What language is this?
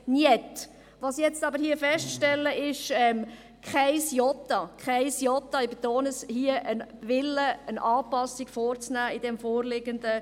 Swiss German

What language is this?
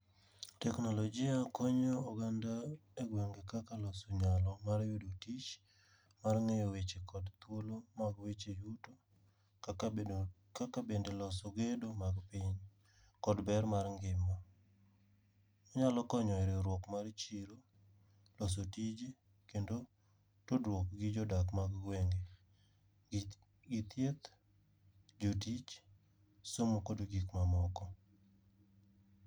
Luo (Kenya and Tanzania)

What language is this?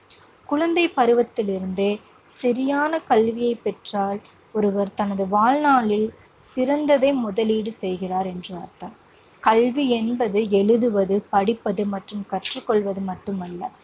Tamil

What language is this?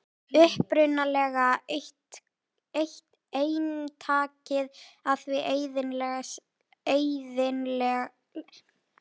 Icelandic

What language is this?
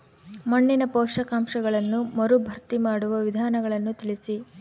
Kannada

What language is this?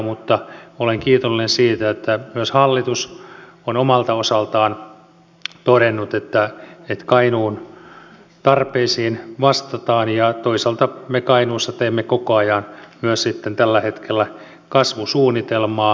Finnish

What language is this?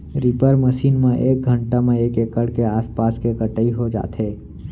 Chhattisgarhi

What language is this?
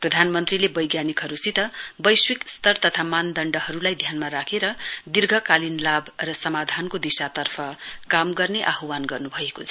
Nepali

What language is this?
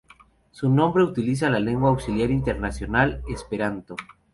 Spanish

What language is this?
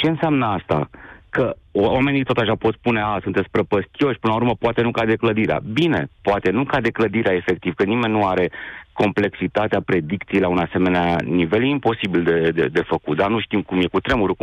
Romanian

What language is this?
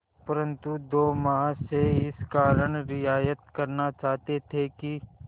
Hindi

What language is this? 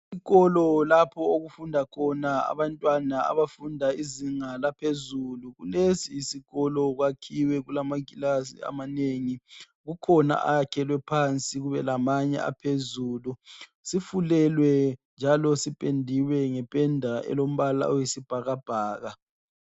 North Ndebele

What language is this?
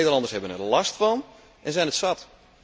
Dutch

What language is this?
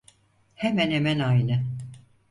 Turkish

